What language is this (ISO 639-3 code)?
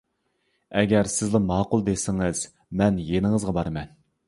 uig